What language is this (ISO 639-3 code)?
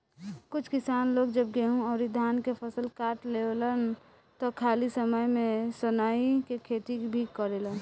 bho